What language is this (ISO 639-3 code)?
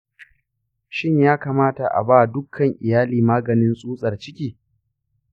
hau